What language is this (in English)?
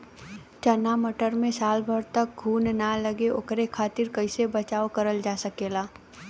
Bhojpuri